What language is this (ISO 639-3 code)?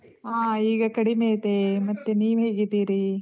kan